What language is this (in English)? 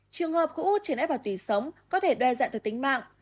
Vietnamese